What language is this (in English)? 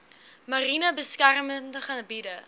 Afrikaans